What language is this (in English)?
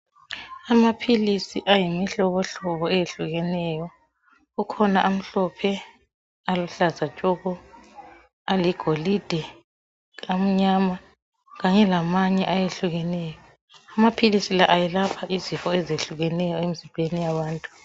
North Ndebele